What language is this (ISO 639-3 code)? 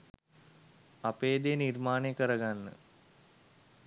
sin